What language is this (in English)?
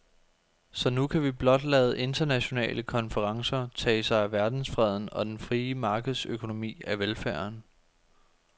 Danish